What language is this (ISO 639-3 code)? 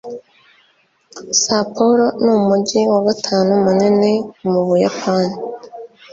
kin